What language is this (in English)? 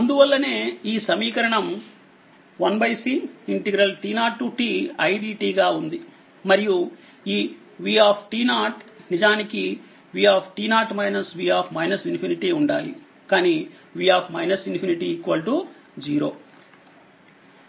Telugu